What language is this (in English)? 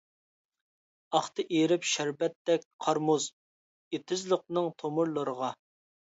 Uyghur